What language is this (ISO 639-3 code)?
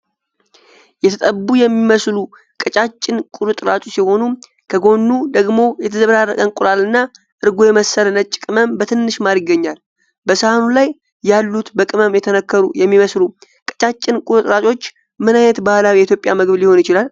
amh